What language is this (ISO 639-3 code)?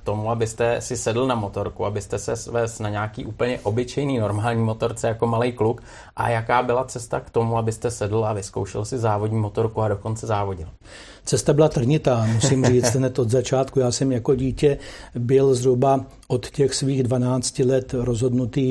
ces